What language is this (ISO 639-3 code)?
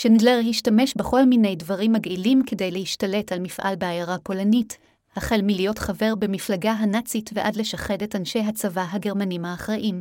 heb